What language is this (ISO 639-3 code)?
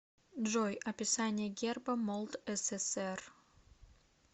rus